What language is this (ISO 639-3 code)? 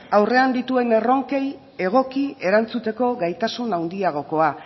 eus